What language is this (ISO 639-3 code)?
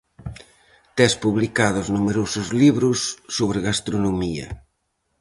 glg